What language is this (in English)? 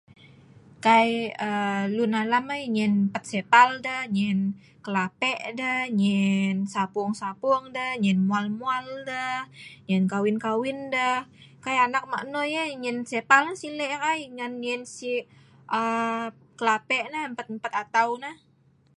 Sa'ban